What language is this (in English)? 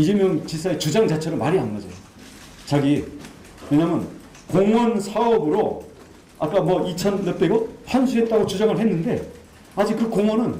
Korean